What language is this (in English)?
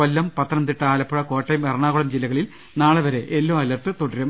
Malayalam